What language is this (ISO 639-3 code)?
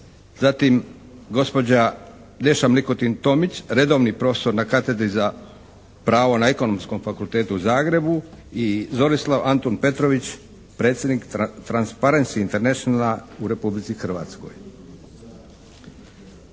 hrv